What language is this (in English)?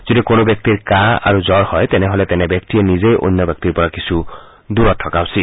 Assamese